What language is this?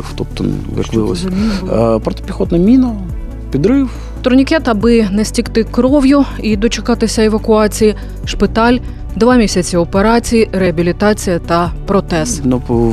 Ukrainian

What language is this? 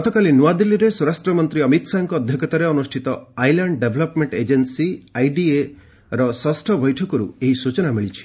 Odia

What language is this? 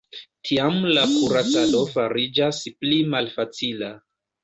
Esperanto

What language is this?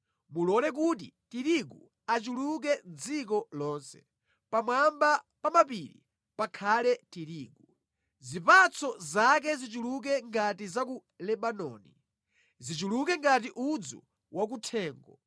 Nyanja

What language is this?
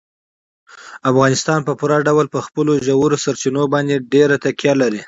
Pashto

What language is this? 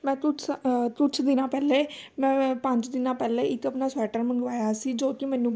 Punjabi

